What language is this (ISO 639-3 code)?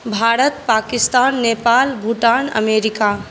mai